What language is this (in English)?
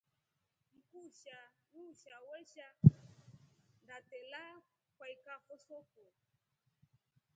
Rombo